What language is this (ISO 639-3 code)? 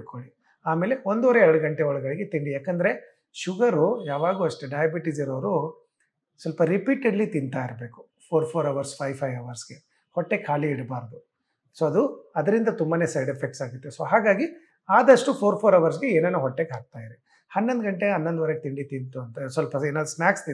hin